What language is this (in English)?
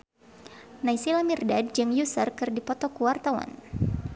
Sundanese